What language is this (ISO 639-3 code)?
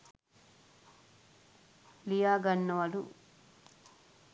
sin